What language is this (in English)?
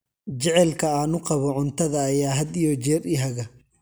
Somali